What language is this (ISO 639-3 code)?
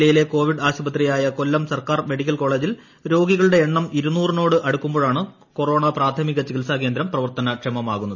mal